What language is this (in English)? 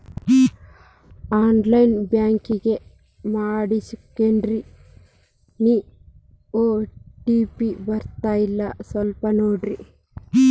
Kannada